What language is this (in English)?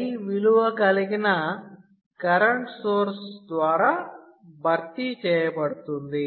Telugu